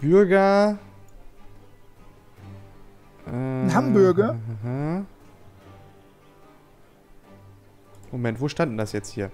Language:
German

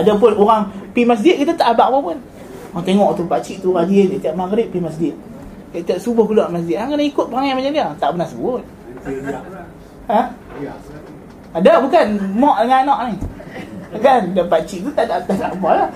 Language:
Malay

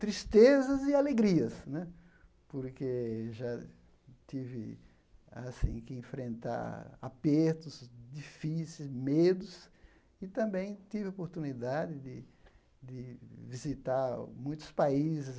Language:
Portuguese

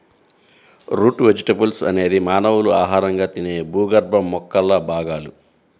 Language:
Telugu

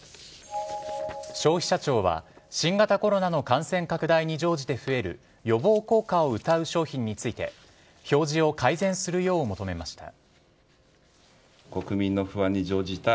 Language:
Japanese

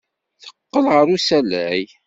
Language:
Kabyle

